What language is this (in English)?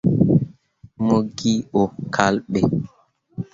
Mundang